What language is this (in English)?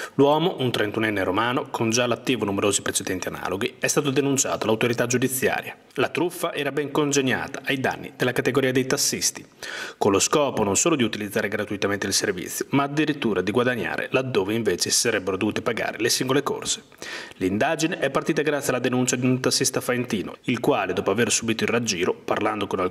Italian